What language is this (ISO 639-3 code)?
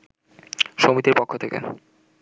ben